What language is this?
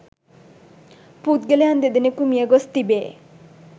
Sinhala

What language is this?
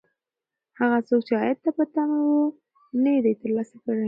Pashto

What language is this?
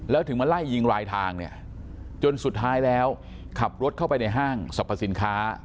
Thai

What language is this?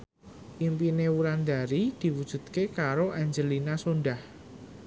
Javanese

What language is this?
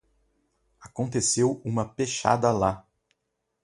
Portuguese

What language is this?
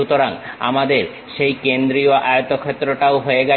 Bangla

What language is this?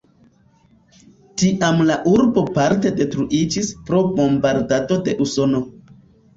Esperanto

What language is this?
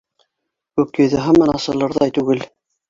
Bashkir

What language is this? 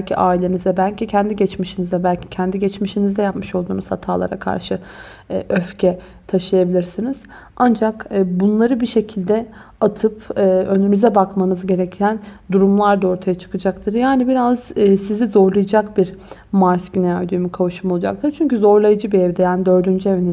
Turkish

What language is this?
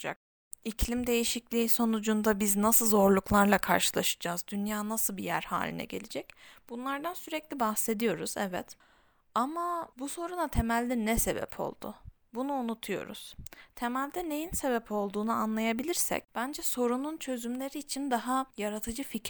Turkish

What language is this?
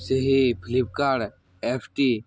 Odia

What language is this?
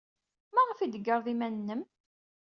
Kabyle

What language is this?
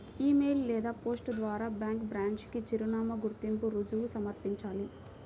Telugu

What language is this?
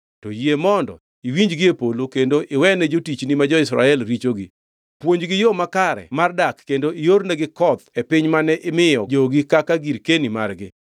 Luo (Kenya and Tanzania)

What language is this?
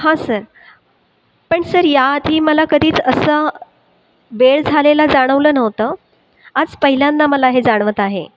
Marathi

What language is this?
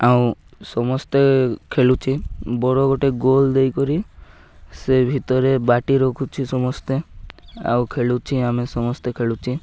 Odia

